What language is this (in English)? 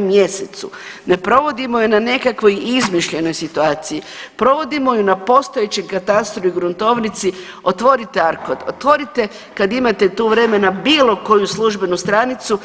Croatian